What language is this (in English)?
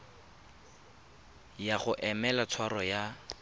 Tswana